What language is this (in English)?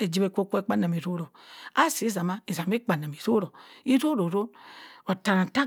Cross River Mbembe